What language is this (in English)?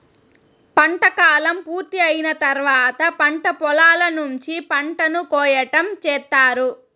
Telugu